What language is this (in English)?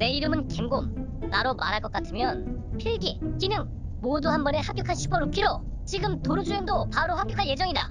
Korean